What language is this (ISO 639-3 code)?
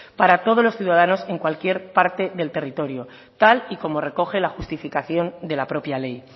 spa